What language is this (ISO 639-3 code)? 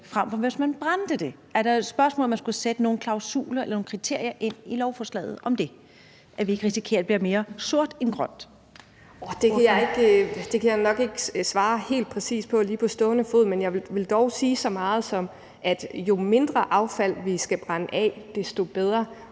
dan